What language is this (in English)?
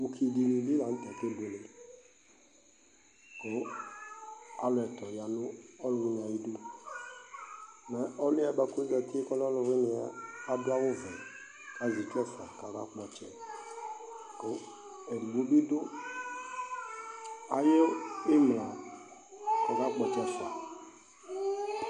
Ikposo